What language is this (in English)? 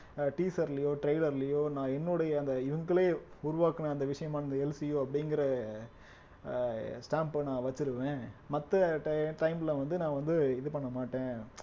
Tamil